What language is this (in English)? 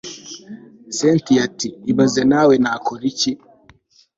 Kinyarwanda